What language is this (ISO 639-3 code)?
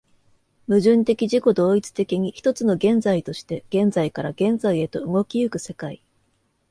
jpn